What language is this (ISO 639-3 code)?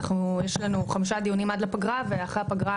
heb